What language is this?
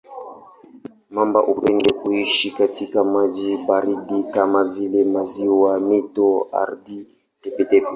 Swahili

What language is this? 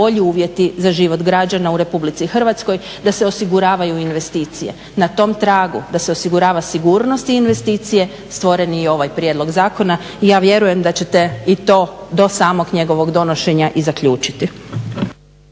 Croatian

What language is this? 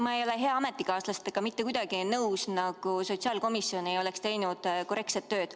Estonian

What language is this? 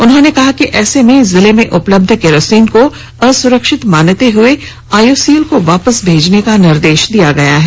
Hindi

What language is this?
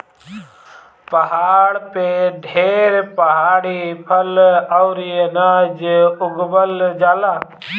Bhojpuri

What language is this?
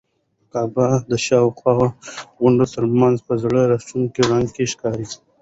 Pashto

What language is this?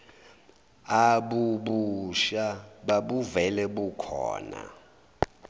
Zulu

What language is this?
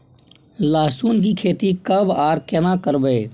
Maithili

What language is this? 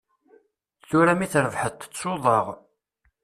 Kabyle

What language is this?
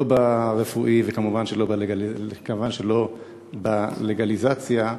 Hebrew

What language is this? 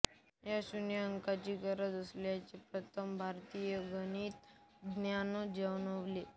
Marathi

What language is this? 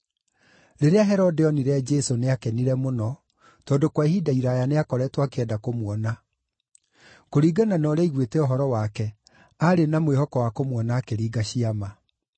Kikuyu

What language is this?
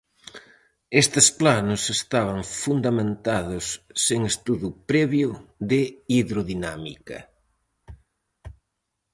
Galician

